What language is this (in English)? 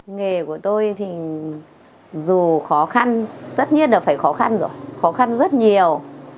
Vietnamese